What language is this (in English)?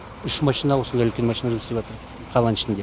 Kazakh